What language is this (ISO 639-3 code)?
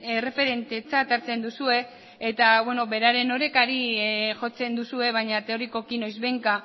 eus